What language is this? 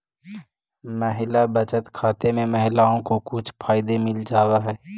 Magahi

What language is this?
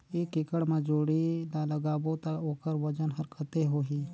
Chhattisgarhi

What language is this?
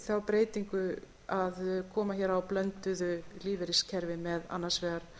Icelandic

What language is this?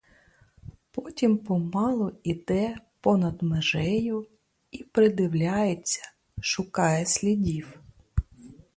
Ukrainian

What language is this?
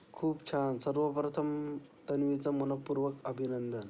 Marathi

